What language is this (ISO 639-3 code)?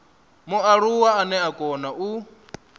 ven